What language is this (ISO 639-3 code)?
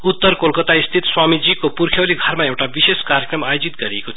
nep